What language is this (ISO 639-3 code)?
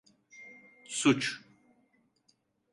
tur